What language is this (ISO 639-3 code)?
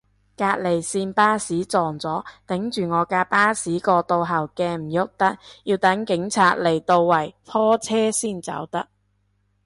yue